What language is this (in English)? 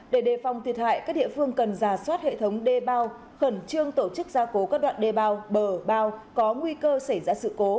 Vietnamese